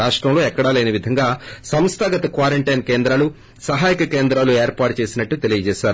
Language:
Telugu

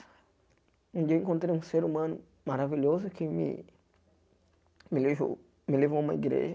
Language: Portuguese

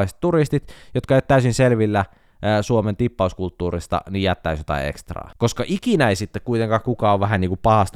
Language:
Finnish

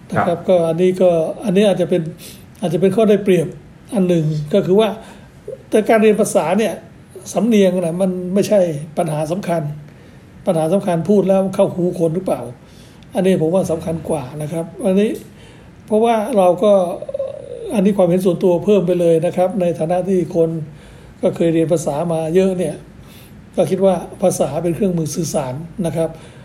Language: Thai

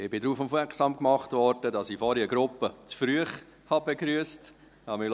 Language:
Swiss German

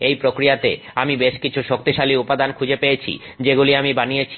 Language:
Bangla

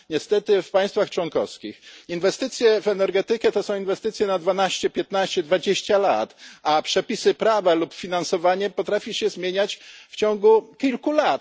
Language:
Polish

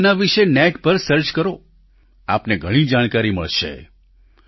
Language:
Gujarati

